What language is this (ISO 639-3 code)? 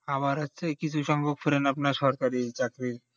ben